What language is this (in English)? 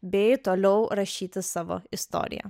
Lithuanian